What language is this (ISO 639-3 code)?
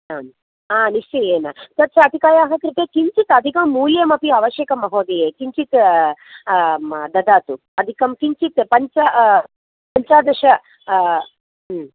san